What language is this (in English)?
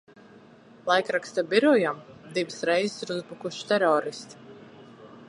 Latvian